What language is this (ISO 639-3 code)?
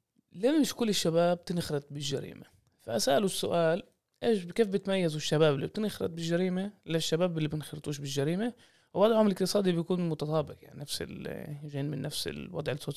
ara